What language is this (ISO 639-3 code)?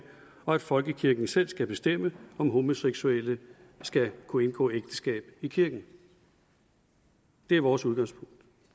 dan